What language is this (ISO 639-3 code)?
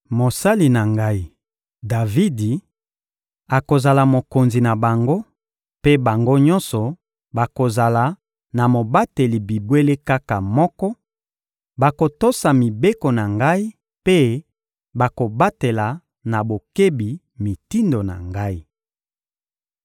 lin